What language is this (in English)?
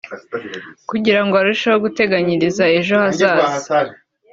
Kinyarwanda